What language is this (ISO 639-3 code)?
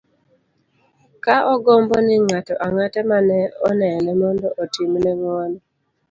luo